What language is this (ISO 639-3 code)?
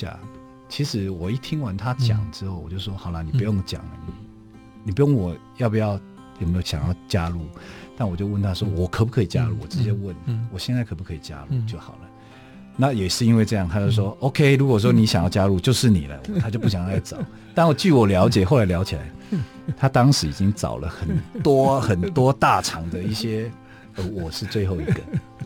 zho